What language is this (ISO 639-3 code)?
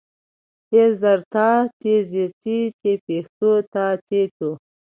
pus